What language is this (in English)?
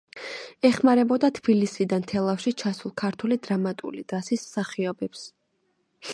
Georgian